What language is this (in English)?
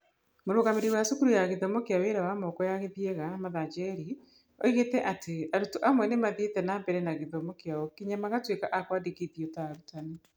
Kikuyu